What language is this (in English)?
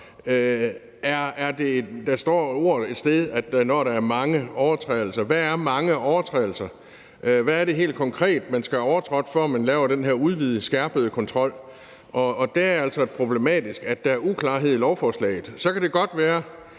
Danish